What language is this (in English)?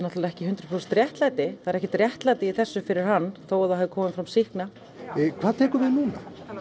Icelandic